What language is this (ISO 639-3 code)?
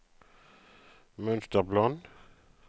nor